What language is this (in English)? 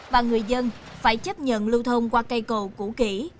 Vietnamese